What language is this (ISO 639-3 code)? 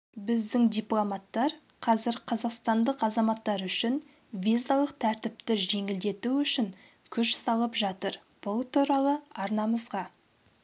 kaz